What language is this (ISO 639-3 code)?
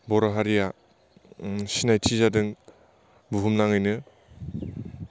brx